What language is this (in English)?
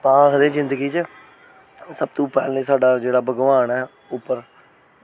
Dogri